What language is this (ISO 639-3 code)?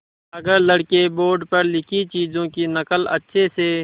hin